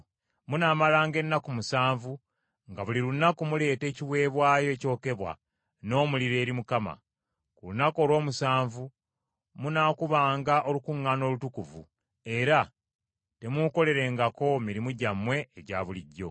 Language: Ganda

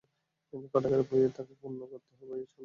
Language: Bangla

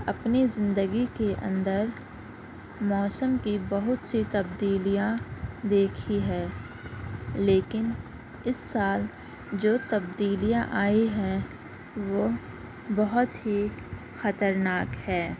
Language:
Urdu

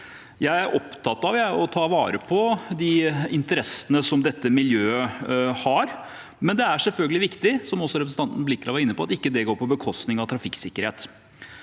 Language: Norwegian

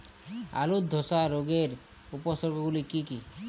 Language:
Bangla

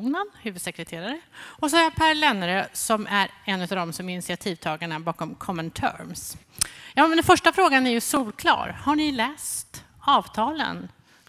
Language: Swedish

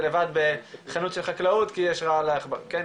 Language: Hebrew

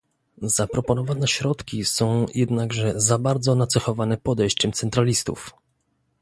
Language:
Polish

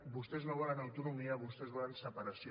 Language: Catalan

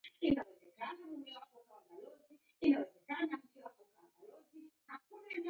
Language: Taita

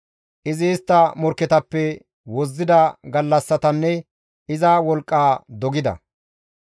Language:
Gamo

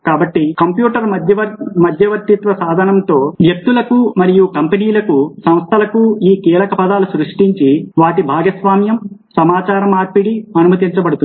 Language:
Telugu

